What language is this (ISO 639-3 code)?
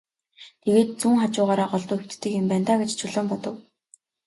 mon